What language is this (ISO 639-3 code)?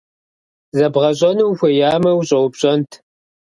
kbd